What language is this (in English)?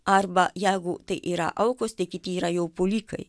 Lithuanian